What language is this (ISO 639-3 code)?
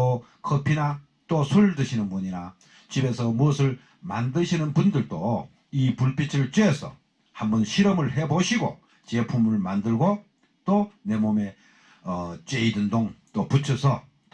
kor